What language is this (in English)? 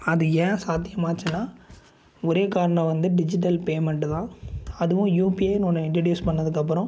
Tamil